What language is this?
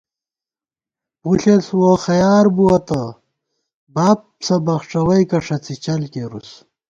Gawar-Bati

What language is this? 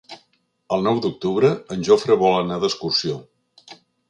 Catalan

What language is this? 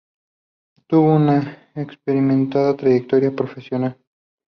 Spanish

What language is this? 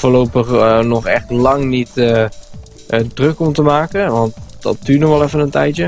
Dutch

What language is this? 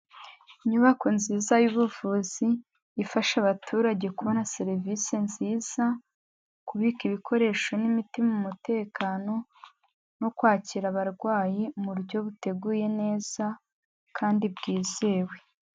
Kinyarwanda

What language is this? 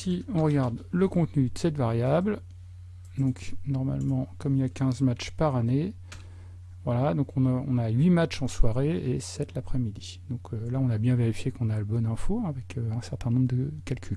French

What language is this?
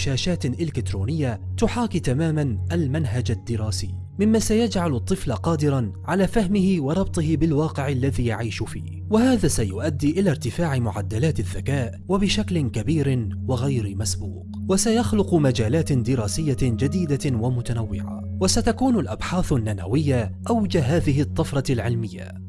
Arabic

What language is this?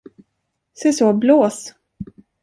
Swedish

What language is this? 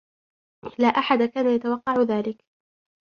Arabic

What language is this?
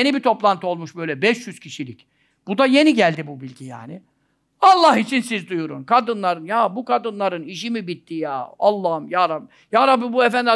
Turkish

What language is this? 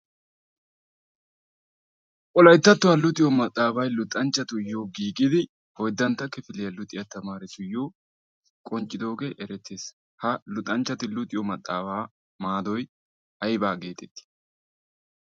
Wolaytta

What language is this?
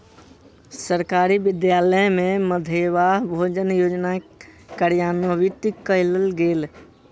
Maithili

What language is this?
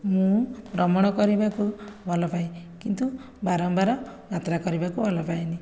Odia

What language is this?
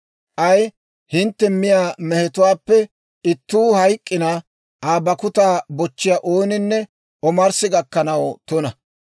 Dawro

